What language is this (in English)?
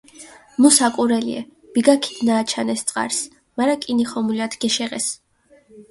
Mingrelian